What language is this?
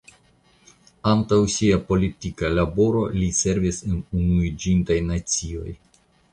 Esperanto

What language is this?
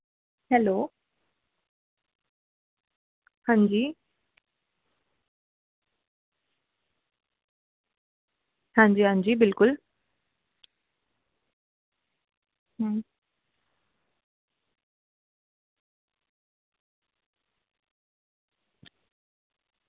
Dogri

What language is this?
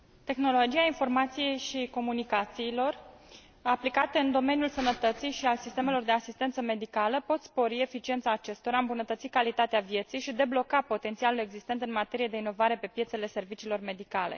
Romanian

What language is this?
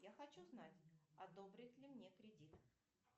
Russian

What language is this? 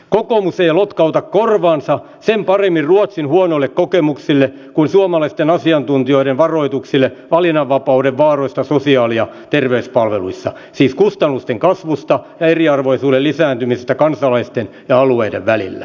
Finnish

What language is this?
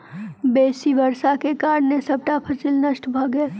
Maithili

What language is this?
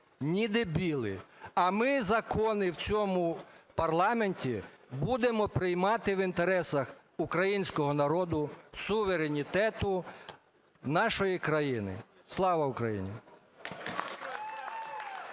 Ukrainian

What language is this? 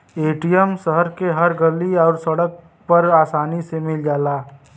Bhojpuri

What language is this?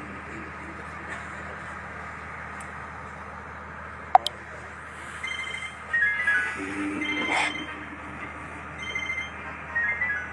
Arabic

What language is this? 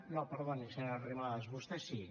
Catalan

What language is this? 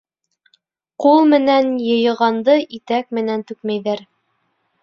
Bashkir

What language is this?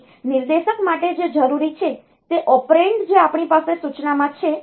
Gujarati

